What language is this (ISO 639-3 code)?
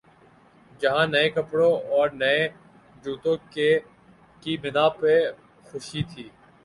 urd